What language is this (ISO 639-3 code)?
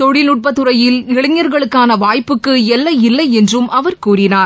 tam